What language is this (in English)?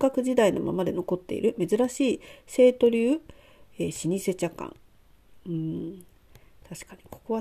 Japanese